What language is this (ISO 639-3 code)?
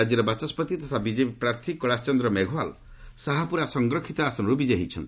ori